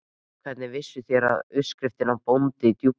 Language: Icelandic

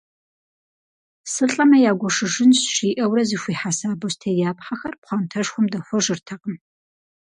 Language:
Kabardian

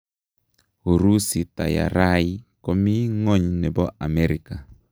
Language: Kalenjin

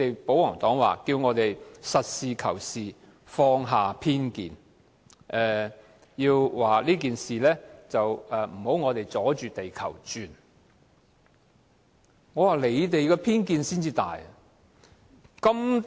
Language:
Cantonese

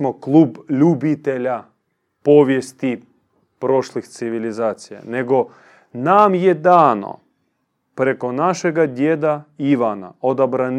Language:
Croatian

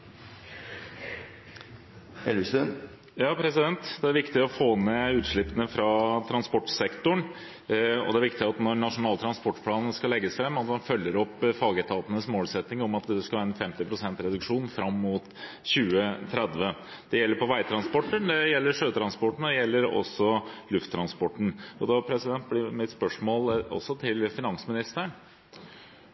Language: Norwegian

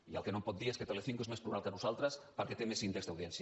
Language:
Catalan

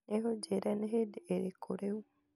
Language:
Kikuyu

